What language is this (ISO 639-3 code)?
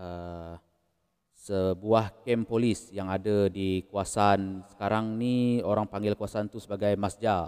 msa